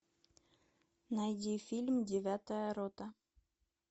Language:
Russian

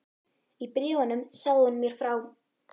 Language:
Icelandic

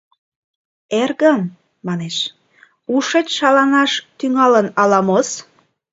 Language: Mari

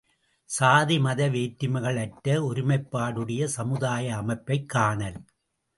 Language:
Tamil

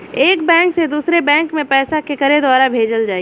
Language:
Bhojpuri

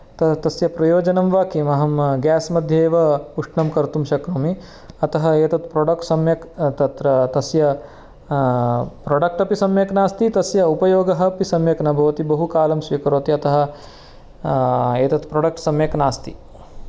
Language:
Sanskrit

